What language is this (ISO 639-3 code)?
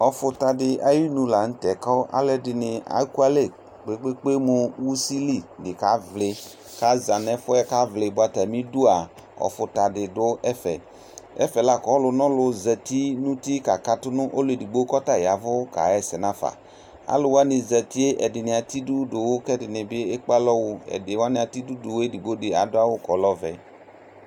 kpo